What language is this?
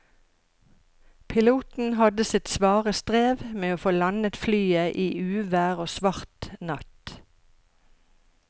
Norwegian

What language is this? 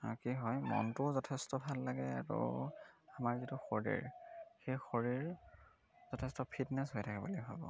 Assamese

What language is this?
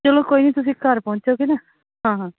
Punjabi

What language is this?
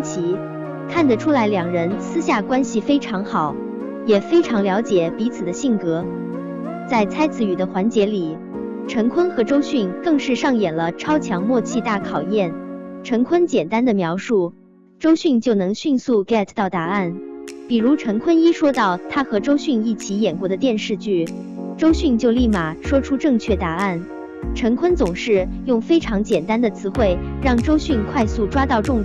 Chinese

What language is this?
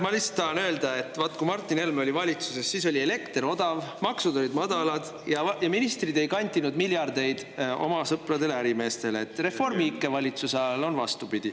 Estonian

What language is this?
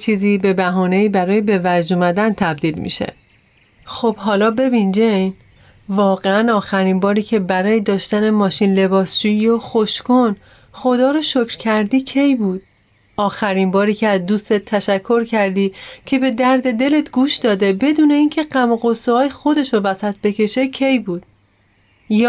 Persian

